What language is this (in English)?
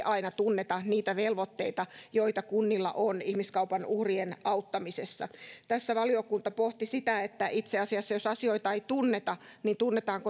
Finnish